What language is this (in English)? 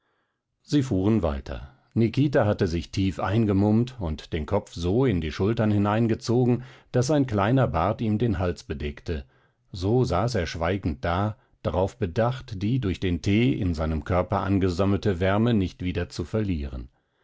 German